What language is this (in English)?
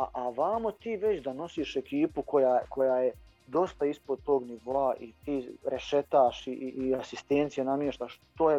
Croatian